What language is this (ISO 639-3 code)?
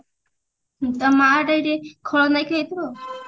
ori